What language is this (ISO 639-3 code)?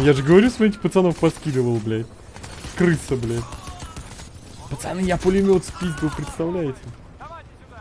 rus